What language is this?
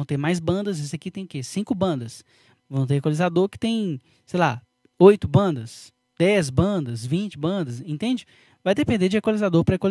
Portuguese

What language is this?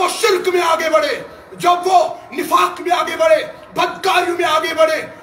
Arabic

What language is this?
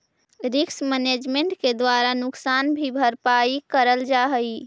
Magahi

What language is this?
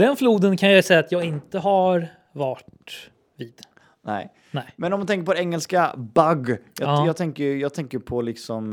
Swedish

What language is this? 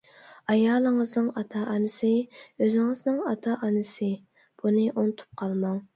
Uyghur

